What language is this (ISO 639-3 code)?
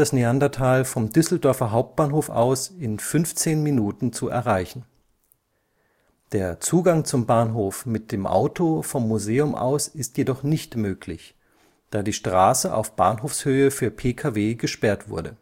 deu